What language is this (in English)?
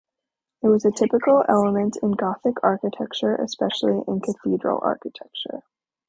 English